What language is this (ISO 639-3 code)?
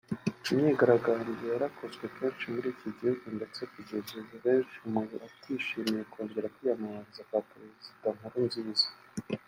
kin